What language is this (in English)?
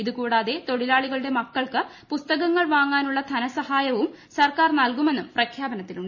Malayalam